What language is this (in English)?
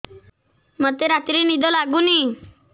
Odia